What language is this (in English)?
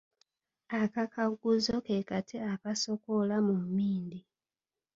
Ganda